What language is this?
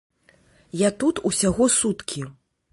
Belarusian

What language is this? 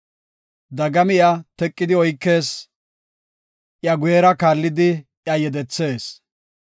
Gofa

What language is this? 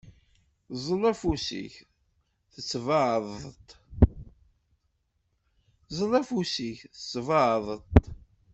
Kabyle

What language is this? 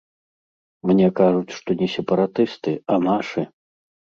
Belarusian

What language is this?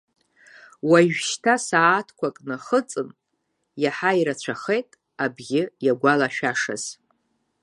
Abkhazian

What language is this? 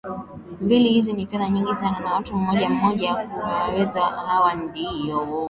Swahili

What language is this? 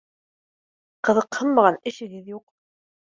Bashkir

